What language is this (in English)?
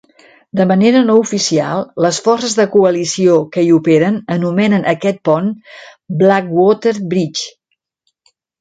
Catalan